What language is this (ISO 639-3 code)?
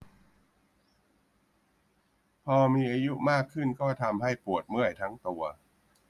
tha